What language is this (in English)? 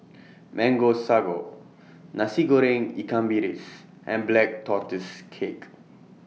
English